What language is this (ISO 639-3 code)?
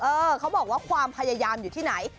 tha